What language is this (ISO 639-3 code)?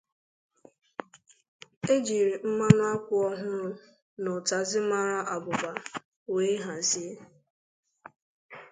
ibo